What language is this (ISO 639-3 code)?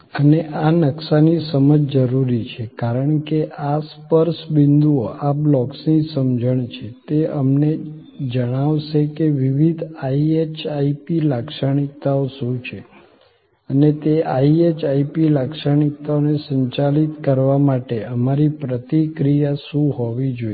guj